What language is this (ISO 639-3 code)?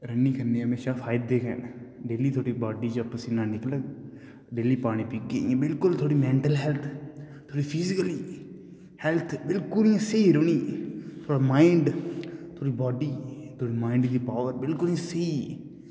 doi